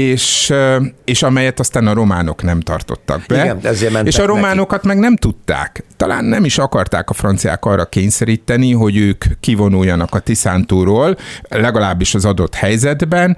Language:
Hungarian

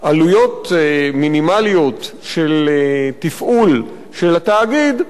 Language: Hebrew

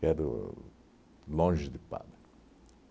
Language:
Portuguese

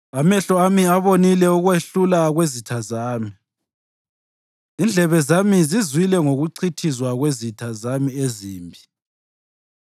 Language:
North Ndebele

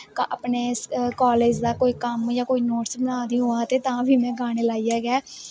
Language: Dogri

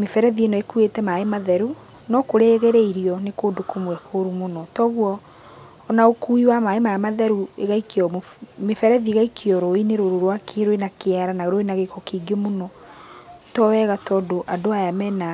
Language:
Kikuyu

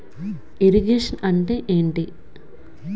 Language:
Telugu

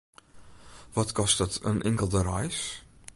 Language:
Western Frisian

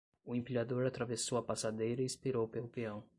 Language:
Portuguese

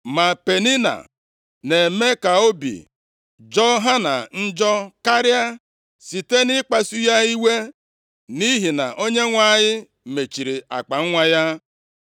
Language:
Igbo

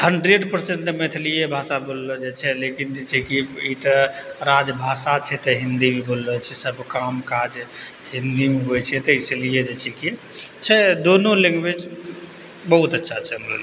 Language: Maithili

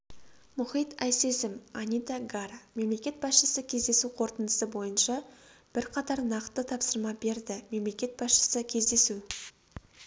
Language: Kazakh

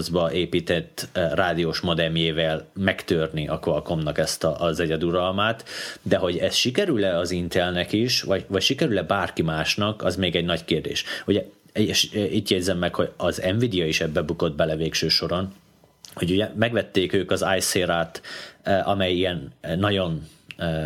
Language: Hungarian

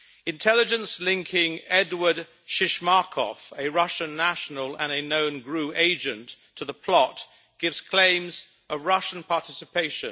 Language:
English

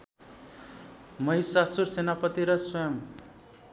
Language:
Nepali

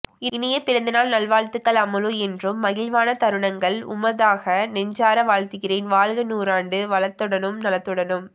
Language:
Tamil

